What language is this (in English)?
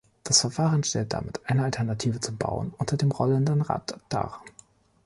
German